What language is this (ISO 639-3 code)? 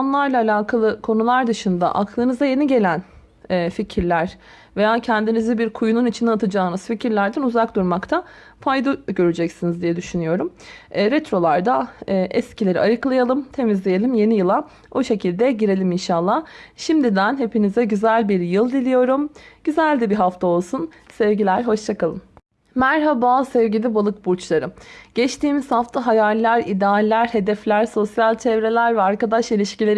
tur